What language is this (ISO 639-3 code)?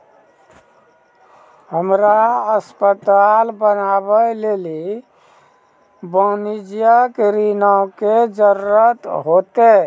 mai